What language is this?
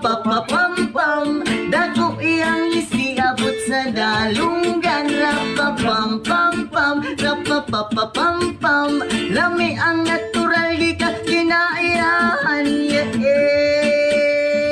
Filipino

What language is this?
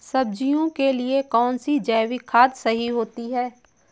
Hindi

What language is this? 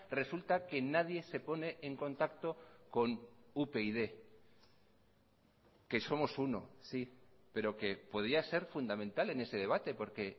Spanish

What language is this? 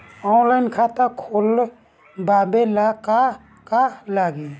Bhojpuri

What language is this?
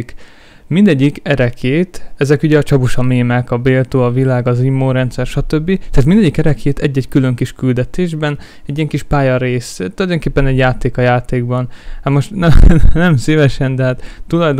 Hungarian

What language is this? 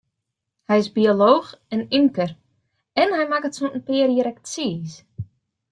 Western Frisian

